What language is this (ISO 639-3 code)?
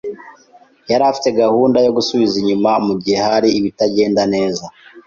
kin